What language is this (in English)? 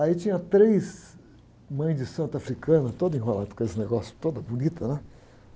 Portuguese